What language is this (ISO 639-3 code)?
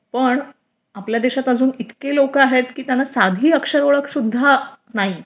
mar